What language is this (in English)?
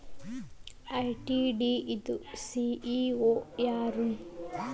Kannada